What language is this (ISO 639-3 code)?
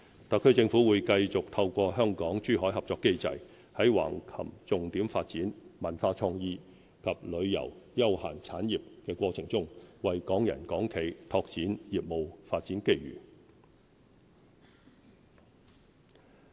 yue